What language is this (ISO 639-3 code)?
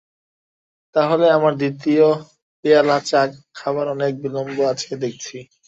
ben